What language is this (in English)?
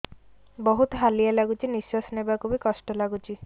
Odia